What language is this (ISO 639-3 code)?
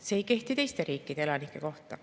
est